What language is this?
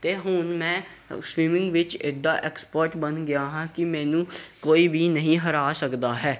Punjabi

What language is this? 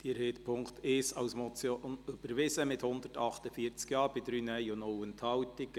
Swiss German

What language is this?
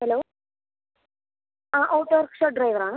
Malayalam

